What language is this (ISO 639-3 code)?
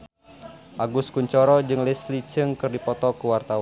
sun